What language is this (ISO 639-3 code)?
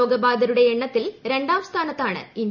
mal